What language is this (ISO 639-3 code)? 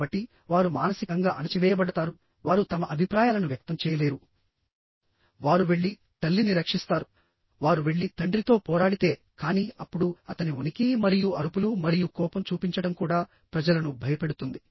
tel